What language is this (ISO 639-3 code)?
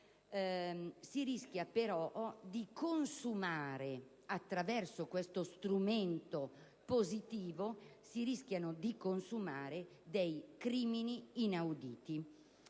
ita